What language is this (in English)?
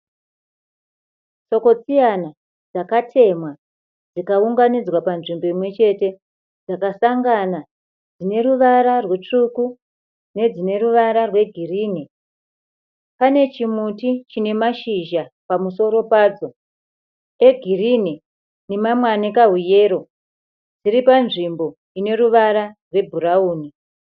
Shona